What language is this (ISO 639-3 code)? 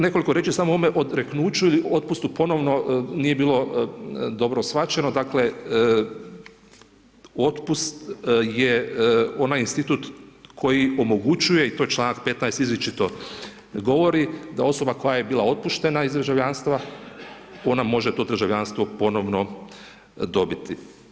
hrv